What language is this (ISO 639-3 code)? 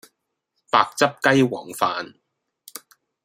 yue